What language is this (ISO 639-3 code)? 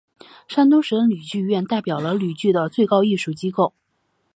zho